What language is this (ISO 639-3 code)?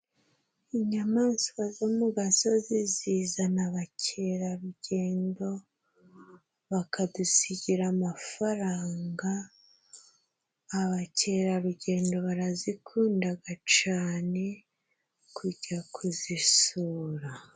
kin